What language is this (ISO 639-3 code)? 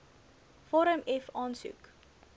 afr